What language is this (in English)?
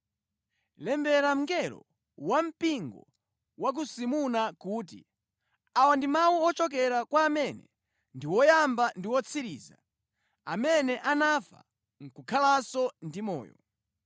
Nyanja